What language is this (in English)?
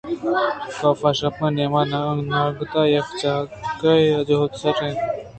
Eastern Balochi